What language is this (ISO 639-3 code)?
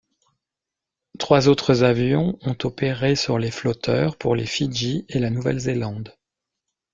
fra